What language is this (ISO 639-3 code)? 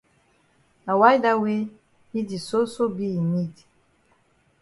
wes